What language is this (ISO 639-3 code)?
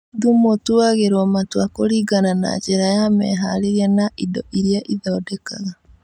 kik